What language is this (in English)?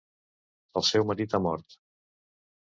Catalan